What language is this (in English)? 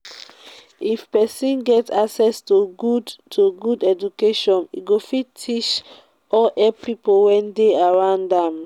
Nigerian Pidgin